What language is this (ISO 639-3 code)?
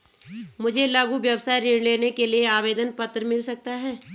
hin